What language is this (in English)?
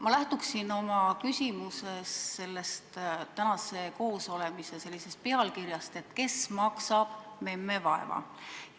Estonian